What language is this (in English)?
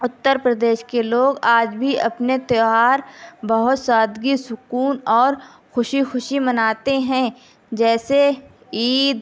Urdu